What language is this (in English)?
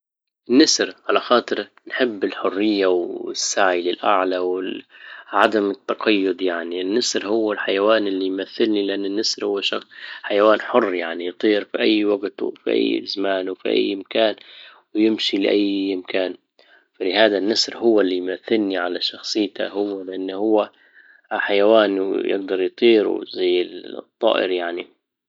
Libyan Arabic